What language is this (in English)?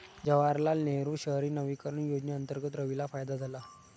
Marathi